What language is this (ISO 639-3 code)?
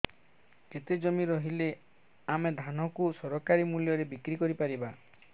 ori